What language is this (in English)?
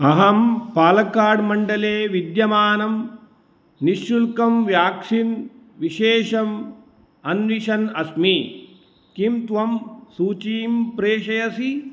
Sanskrit